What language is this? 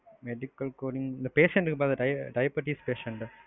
Tamil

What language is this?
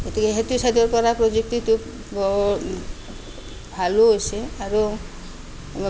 Assamese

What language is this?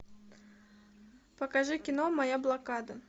Russian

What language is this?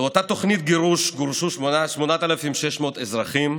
Hebrew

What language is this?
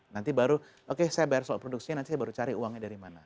Indonesian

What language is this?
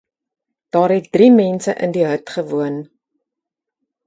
Afrikaans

